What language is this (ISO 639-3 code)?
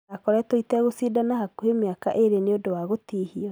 kik